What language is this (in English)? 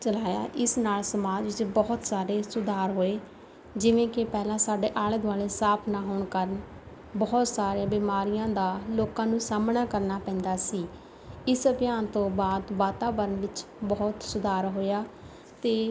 Punjabi